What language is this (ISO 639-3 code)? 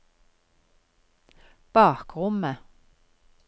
nor